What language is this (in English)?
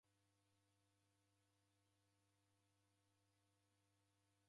Taita